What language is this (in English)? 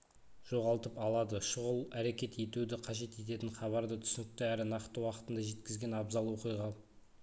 Kazakh